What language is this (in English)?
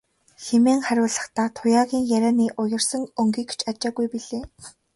Mongolian